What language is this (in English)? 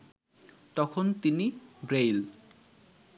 Bangla